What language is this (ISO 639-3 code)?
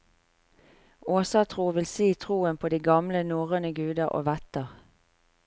nor